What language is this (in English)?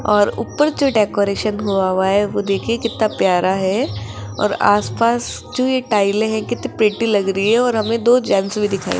Hindi